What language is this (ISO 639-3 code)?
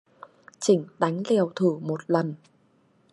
vie